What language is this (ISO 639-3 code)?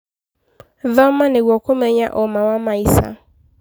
kik